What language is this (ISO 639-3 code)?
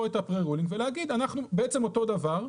heb